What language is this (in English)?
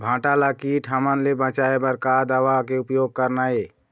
Chhattisgarhi